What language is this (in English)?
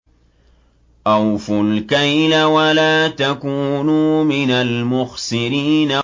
Arabic